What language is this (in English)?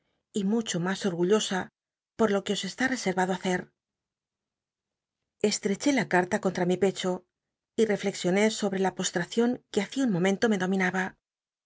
Spanish